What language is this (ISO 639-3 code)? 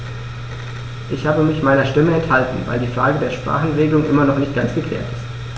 deu